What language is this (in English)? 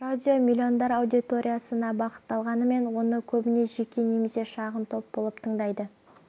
Kazakh